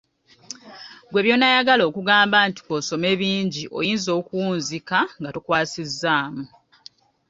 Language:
Ganda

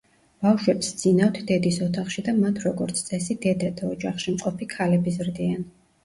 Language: Georgian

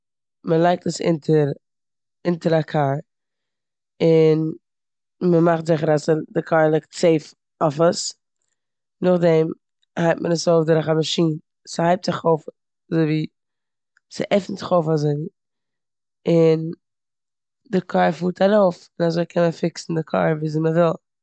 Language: Yiddish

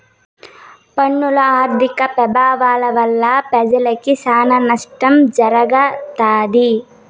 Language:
Telugu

